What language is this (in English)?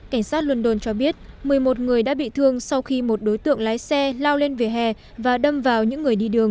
Vietnamese